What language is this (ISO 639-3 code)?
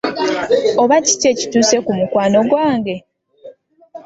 lug